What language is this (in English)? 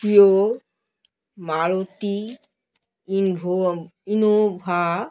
Bangla